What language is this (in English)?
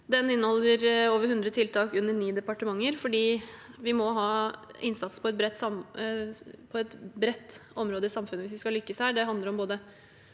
Norwegian